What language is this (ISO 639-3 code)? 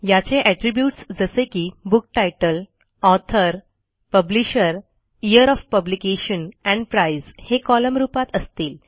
mar